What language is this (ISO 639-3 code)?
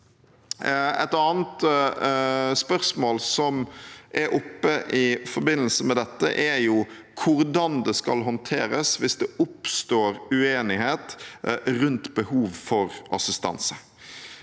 nor